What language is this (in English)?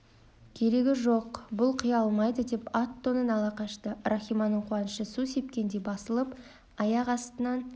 Kazakh